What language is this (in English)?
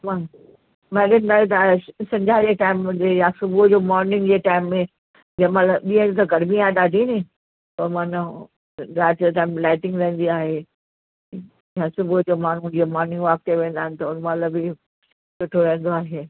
Sindhi